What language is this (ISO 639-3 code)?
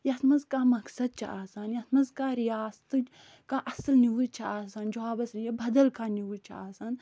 kas